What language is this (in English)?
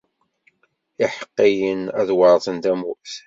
Kabyle